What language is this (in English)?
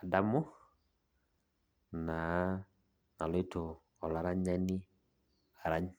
Masai